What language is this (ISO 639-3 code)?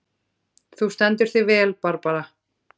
isl